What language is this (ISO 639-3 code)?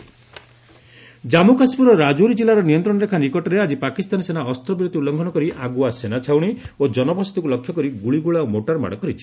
ori